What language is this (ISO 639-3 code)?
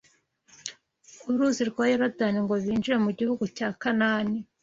kin